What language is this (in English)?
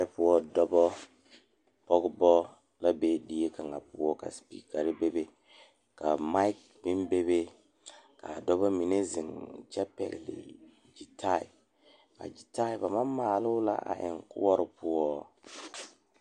Southern Dagaare